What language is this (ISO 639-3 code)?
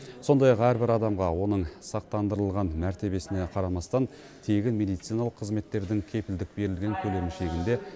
kaz